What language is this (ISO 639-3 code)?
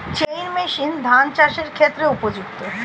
ben